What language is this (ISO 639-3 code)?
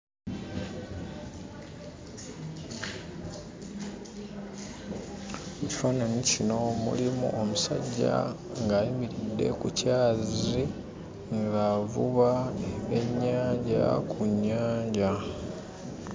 lug